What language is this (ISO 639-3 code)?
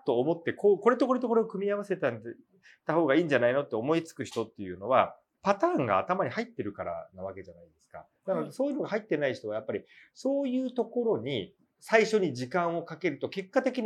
jpn